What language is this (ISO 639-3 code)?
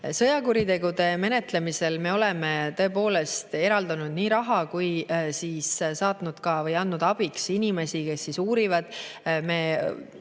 est